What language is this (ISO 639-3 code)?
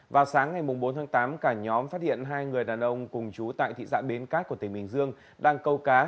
vie